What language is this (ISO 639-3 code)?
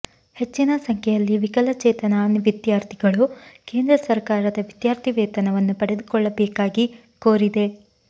kan